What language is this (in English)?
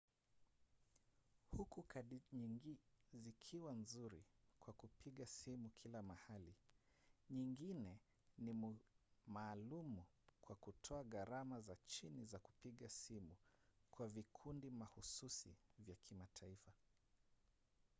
Swahili